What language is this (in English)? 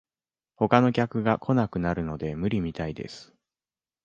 Japanese